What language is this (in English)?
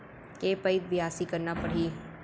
Chhattisgarhi